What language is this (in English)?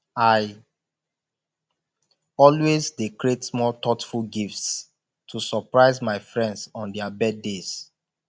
Nigerian Pidgin